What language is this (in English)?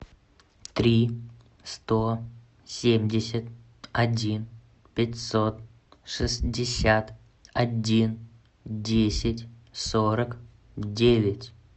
Russian